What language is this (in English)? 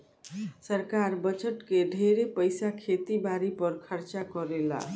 Bhojpuri